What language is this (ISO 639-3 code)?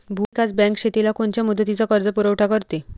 mar